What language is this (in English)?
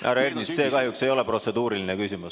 Estonian